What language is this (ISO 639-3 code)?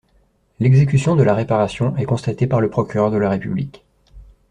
fra